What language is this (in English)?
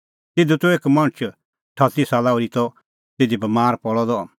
Kullu Pahari